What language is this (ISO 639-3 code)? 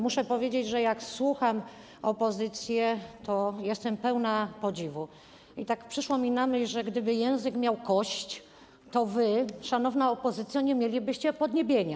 pol